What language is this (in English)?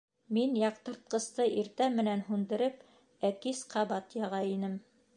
Bashkir